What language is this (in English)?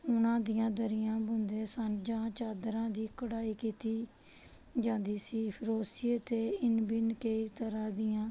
Punjabi